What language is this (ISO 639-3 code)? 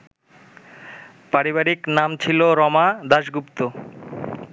ben